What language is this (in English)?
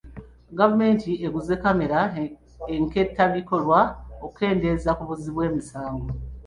Ganda